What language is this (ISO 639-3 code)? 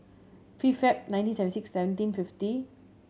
eng